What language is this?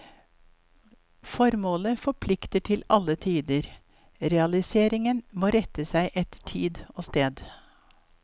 Norwegian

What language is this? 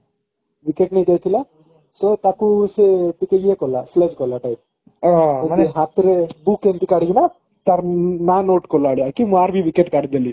Odia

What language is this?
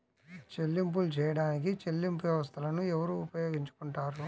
Telugu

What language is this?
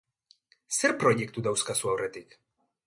Basque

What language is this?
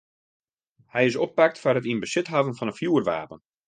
Western Frisian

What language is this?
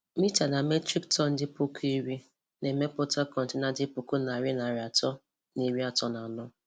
Igbo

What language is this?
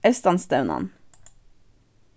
Faroese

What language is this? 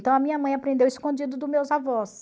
Portuguese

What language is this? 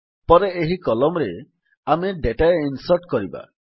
Odia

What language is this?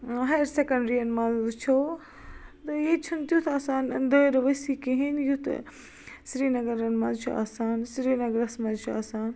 Kashmiri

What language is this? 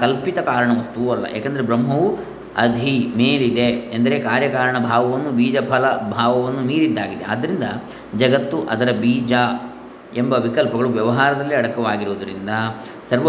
Kannada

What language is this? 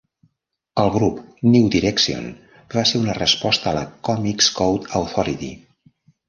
Catalan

